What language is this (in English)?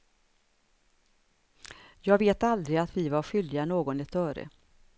Swedish